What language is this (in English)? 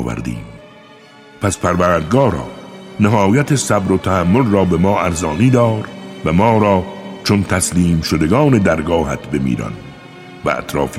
Persian